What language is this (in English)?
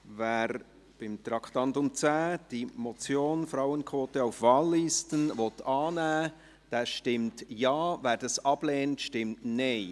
Swiss German